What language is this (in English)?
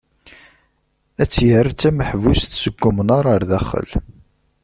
Kabyle